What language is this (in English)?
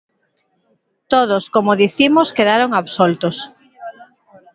Galician